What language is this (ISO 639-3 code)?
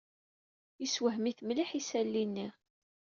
kab